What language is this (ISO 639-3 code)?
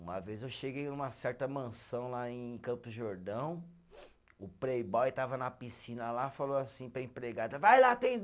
por